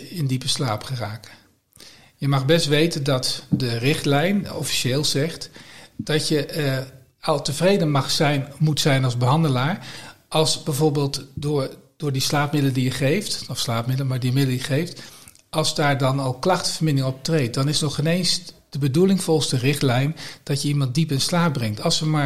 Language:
Dutch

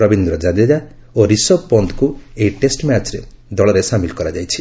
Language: Odia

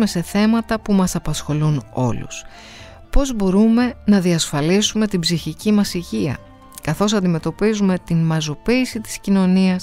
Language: Greek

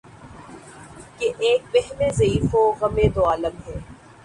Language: Urdu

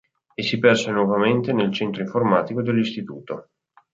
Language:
Italian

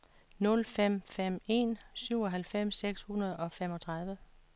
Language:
Danish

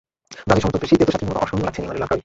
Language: Bangla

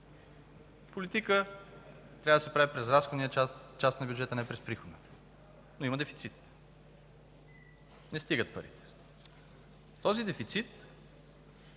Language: Bulgarian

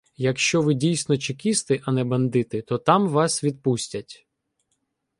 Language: Ukrainian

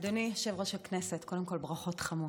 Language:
Hebrew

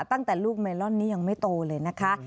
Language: Thai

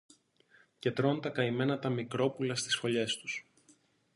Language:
Greek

